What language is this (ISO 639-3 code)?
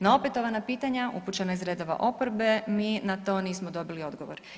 hrv